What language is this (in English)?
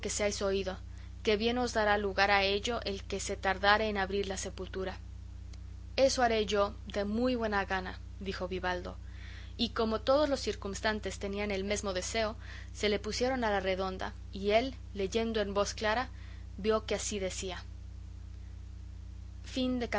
Spanish